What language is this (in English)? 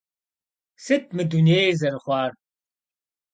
Kabardian